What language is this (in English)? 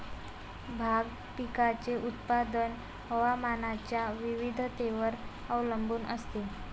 Marathi